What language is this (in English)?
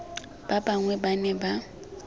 Tswana